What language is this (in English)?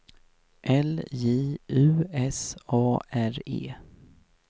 Swedish